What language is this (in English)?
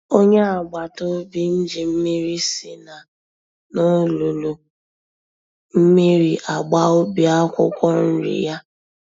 Igbo